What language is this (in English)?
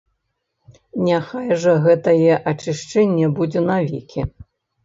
Belarusian